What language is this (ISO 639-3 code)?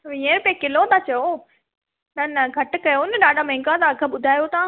snd